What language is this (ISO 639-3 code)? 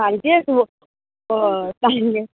kok